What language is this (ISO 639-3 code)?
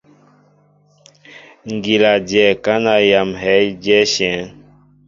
mbo